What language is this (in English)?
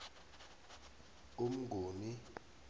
South Ndebele